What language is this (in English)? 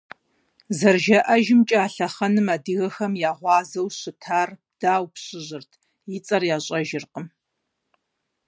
Kabardian